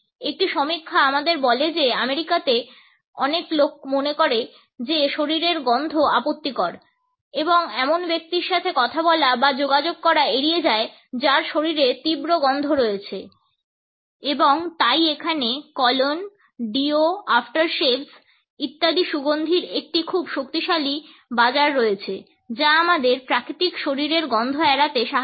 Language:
Bangla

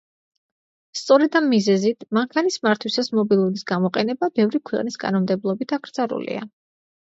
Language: Georgian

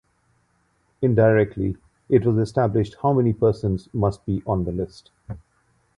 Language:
English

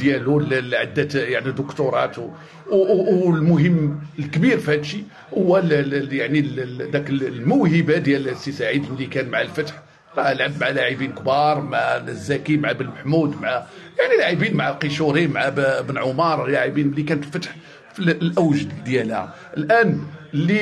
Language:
Arabic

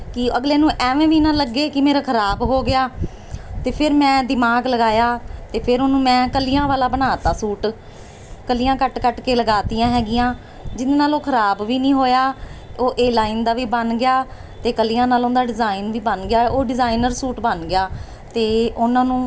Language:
Punjabi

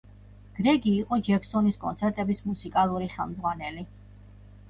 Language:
Georgian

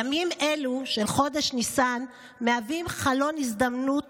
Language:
Hebrew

